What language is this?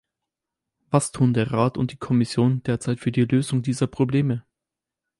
German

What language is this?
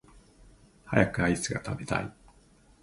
Japanese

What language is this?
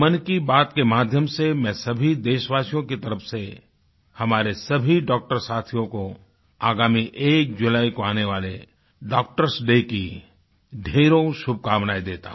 Hindi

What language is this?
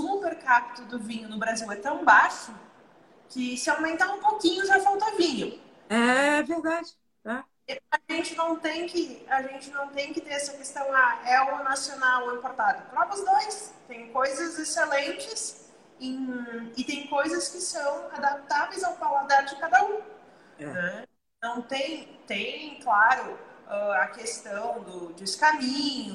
Portuguese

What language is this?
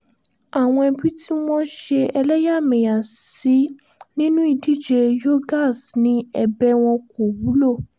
Yoruba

